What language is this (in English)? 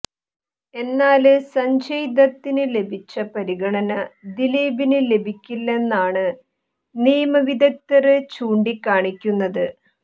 Malayalam